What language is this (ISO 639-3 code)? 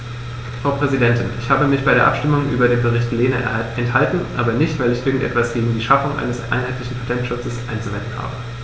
deu